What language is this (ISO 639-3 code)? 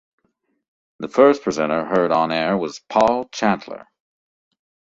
eng